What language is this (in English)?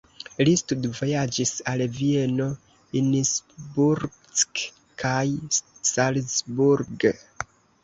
Esperanto